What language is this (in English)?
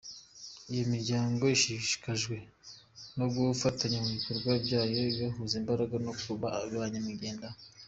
Kinyarwanda